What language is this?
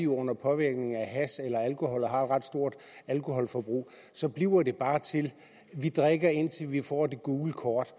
Danish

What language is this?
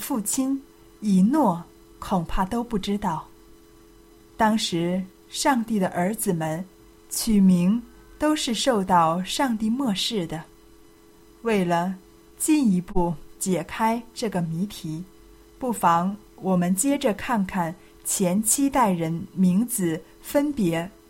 Chinese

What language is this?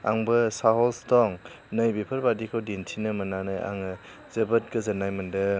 Bodo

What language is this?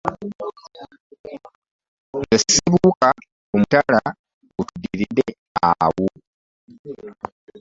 Ganda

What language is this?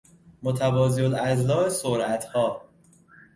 Persian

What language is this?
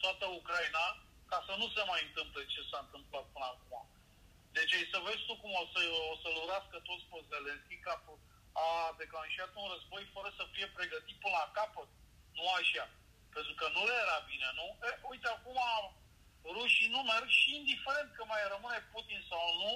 Romanian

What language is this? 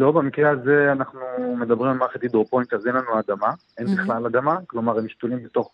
Hebrew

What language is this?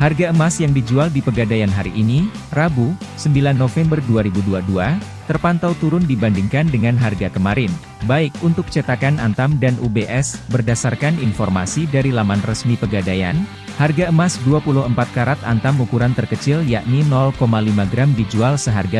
Indonesian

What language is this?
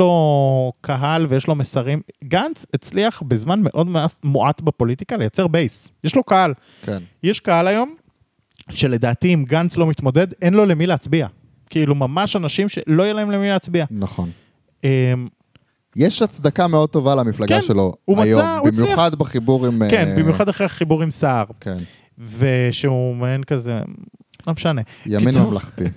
Hebrew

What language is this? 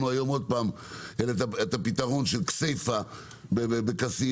Hebrew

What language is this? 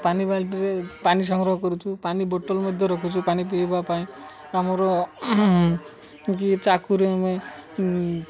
Odia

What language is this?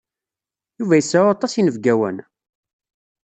Kabyle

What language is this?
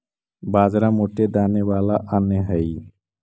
Magahi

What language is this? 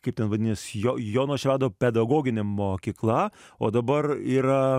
Lithuanian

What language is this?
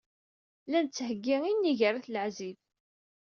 Kabyle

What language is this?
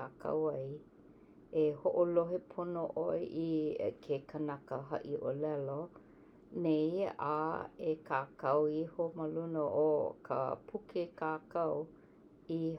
Hawaiian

